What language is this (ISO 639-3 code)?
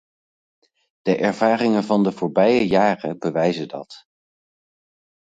nld